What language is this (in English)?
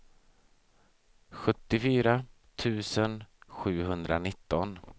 Swedish